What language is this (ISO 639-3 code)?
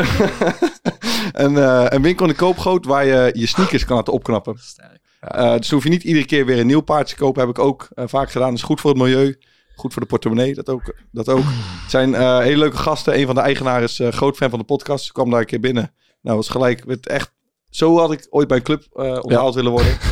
nld